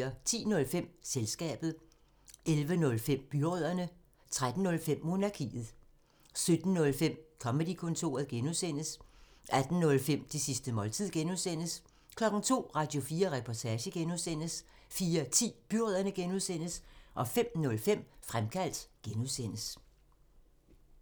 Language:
Danish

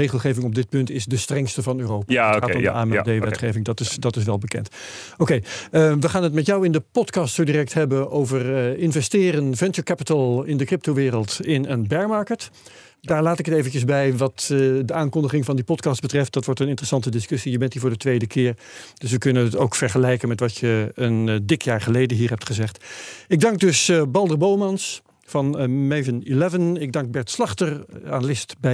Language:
Dutch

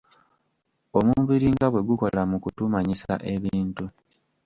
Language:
Ganda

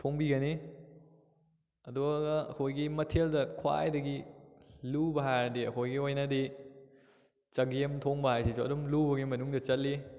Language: Manipuri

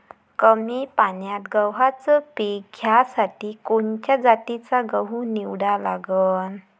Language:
Marathi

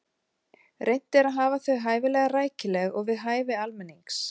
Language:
Icelandic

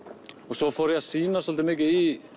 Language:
Icelandic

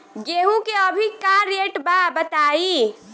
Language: Bhojpuri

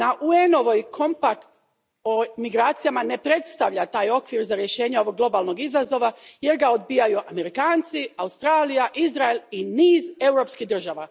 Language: Croatian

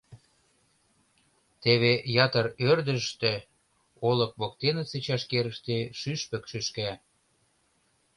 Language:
Mari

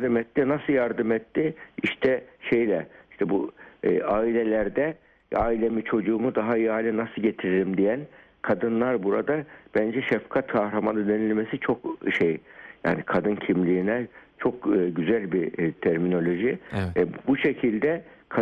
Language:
Turkish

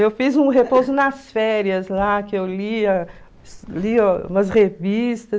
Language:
Portuguese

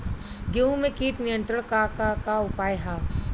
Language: Bhojpuri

